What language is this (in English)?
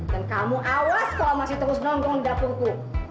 Indonesian